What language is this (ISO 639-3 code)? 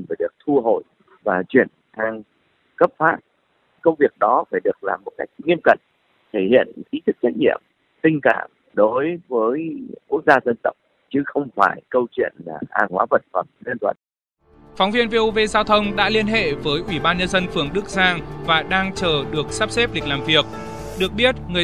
vie